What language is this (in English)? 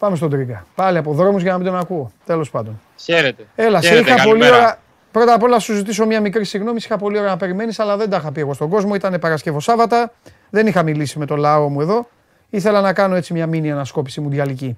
Greek